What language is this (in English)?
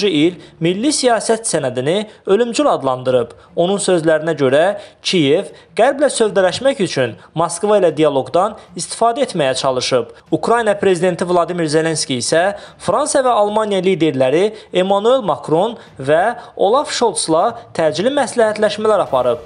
Turkish